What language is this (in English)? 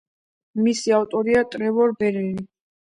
Georgian